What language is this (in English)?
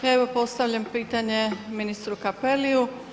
Croatian